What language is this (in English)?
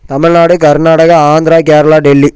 Tamil